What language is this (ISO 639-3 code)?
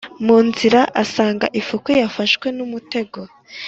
kin